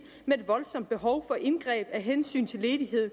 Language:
Danish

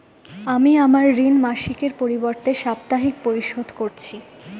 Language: Bangla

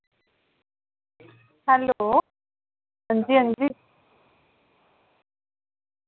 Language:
Dogri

